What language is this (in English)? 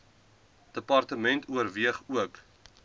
Afrikaans